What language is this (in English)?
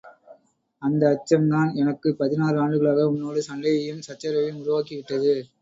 Tamil